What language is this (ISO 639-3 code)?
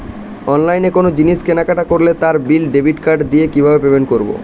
ben